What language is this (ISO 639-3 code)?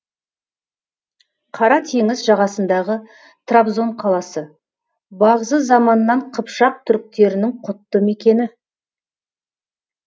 kaz